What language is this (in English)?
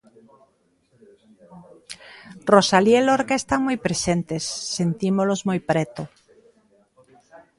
Galician